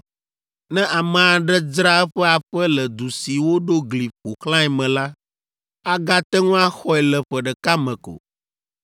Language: Ewe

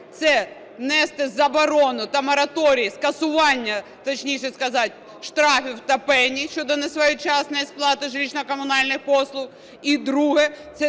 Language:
Ukrainian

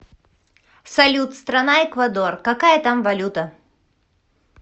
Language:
Russian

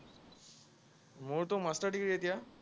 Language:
Assamese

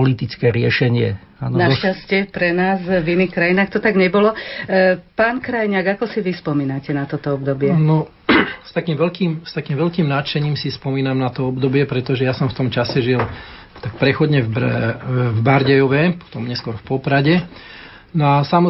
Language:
Slovak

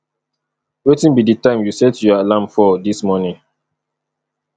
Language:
Nigerian Pidgin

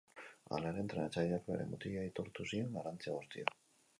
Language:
Basque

